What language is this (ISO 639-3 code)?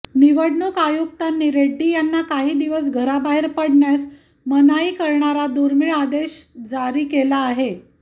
mar